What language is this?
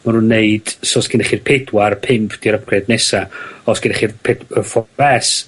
Welsh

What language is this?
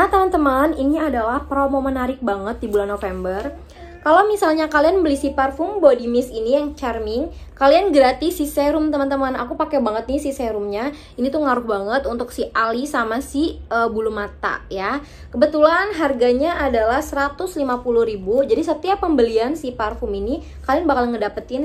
Indonesian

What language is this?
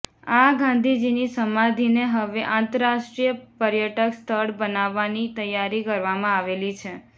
Gujarati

